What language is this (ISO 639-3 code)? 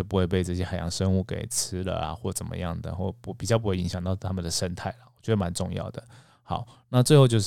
zho